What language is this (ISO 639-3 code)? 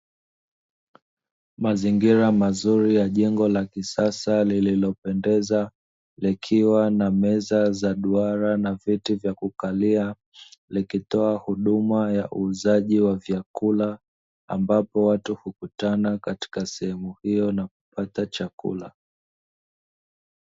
swa